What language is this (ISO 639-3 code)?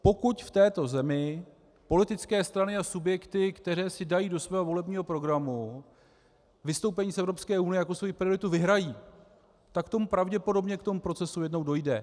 ces